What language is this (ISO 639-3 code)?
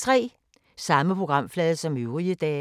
dan